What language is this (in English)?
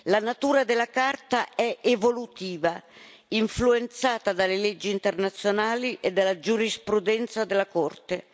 Italian